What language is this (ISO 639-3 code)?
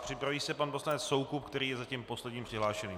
ces